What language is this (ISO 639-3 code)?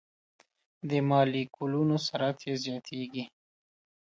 pus